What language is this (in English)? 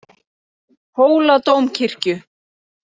Icelandic